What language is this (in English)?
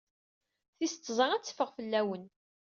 Kabyle